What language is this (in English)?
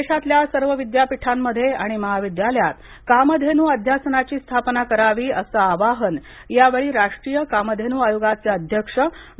Marathi